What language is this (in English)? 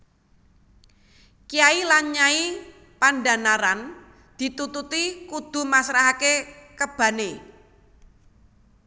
Javanese